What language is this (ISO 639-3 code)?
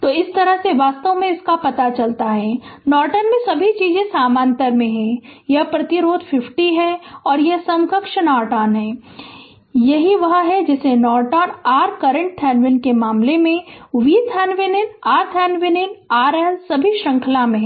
hin